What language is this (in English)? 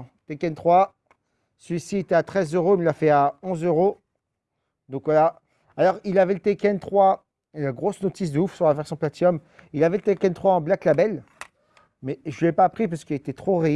French